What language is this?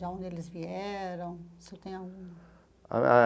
Portuguese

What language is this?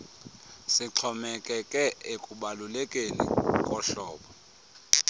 Xhosa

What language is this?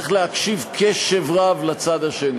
Hebrew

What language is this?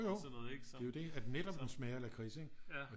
Danish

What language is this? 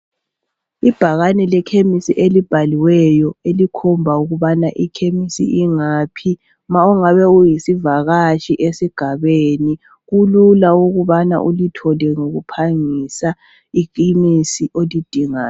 North Ndebele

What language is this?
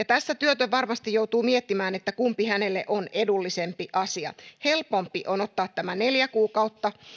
Finnish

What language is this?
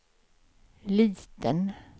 Swedish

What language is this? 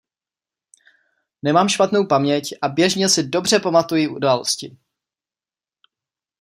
Czech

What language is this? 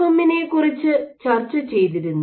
Malayalam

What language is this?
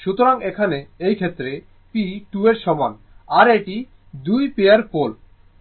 Bangla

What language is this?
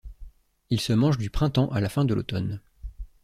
French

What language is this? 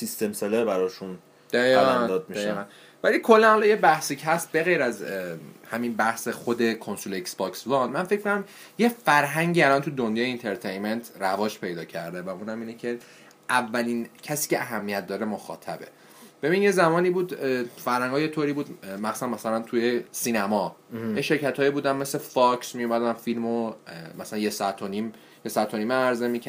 Persian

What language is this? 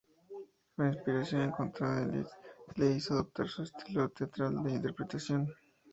Spanish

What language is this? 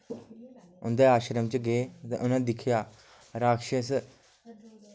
Dogri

